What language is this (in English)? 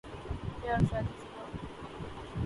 Urdu